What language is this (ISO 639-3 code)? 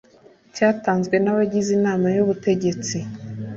kin